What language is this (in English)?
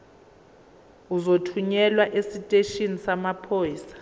Zulu